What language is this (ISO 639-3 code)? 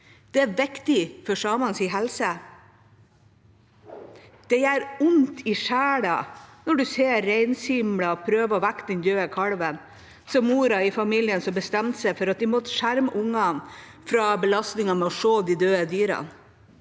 nor